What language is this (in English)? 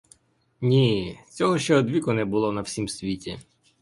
Ukrainian